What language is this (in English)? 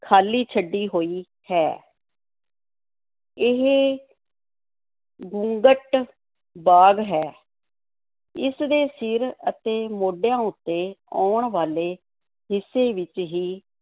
Punjabi